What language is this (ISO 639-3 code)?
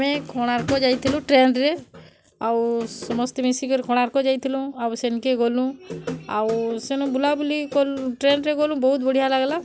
ori